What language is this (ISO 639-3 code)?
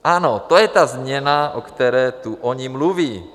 ces